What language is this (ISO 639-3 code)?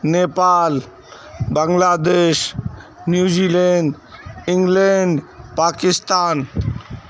urd